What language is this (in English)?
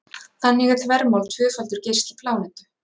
Icelandic